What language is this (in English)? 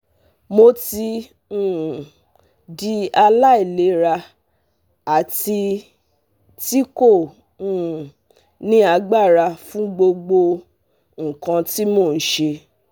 Yoruba